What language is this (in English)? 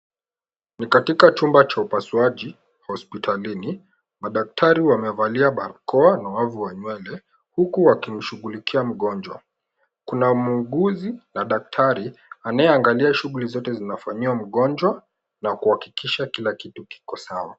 Swahili